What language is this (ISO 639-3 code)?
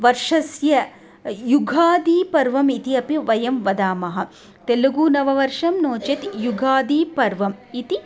san